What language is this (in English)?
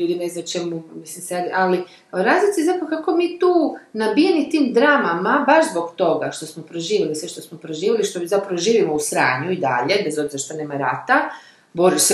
Croatian